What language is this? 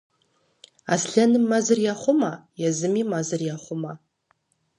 Kabardian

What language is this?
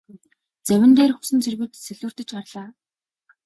Mongolian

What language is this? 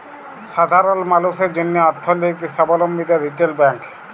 Bangla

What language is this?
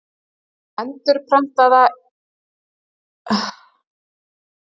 Icelandic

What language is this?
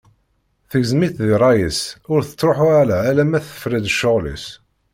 Kabyle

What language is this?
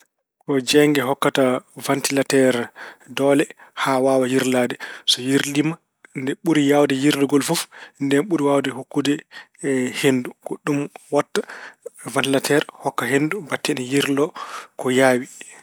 Fula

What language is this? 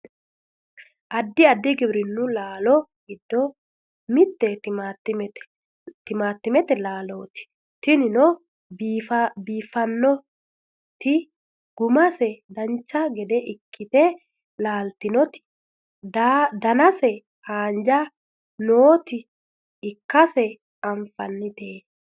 Sidamo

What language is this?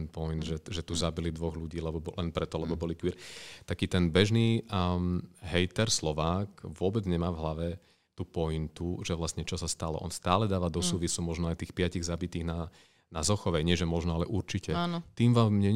Slovak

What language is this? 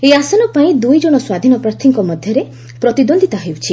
Odia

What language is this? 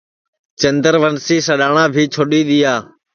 Sansi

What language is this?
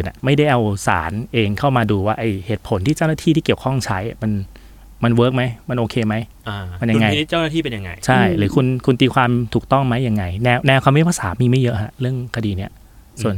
Thai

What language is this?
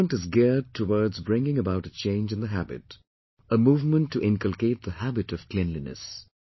English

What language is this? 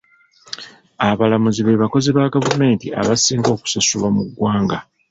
Ganda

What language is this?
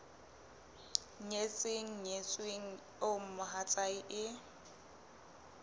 Southern Sotho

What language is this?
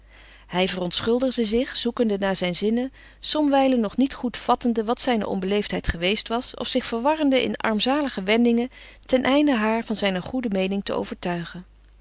Dutch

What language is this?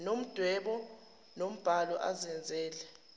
Zulu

